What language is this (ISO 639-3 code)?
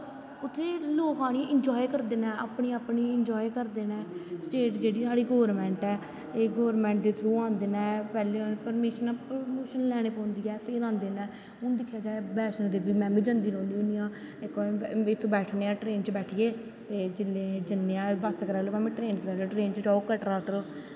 doi